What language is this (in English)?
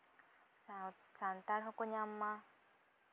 Santali